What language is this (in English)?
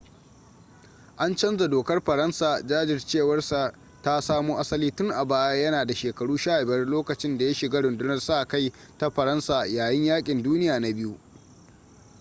Hausa